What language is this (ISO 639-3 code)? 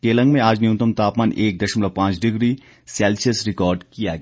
hin